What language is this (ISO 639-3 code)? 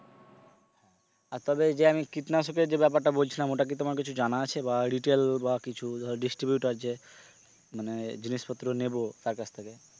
ben